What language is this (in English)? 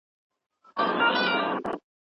Pashto